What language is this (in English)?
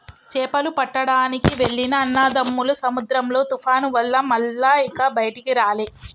Telugu